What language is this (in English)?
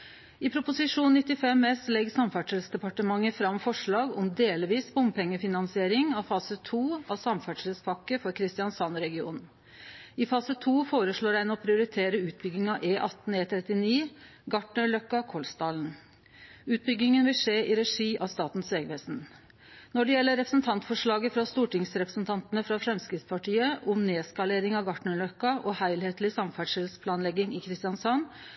Norwegian Nynorsk